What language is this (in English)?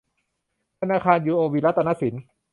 Thai